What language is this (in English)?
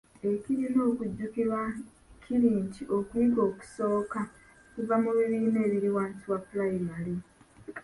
Ganda